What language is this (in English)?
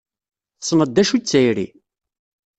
Kabyle